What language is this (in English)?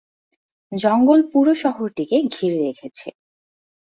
Bangla